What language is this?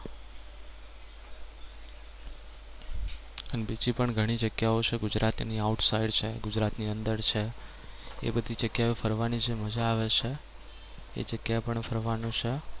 Gujarati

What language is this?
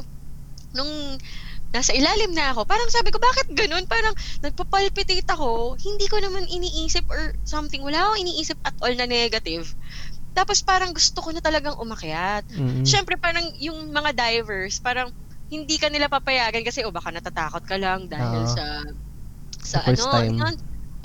Filipino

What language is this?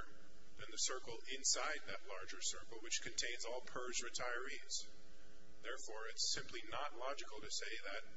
English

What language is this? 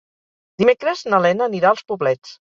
Catalan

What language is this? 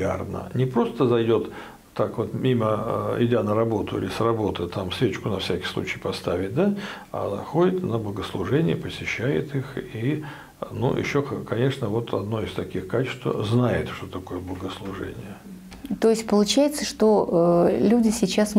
Russian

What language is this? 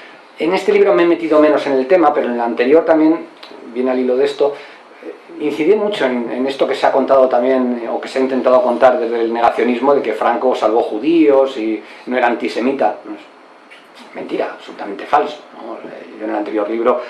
Spanish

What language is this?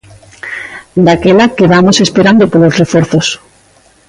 Galician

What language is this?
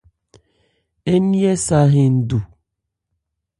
Ebrié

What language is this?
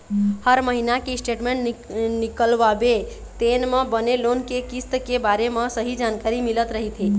Chhattisgarhi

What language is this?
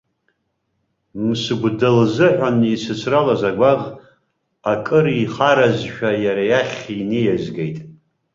Abkhazian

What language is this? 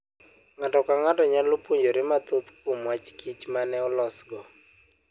Luo (Kenya and Tanzania)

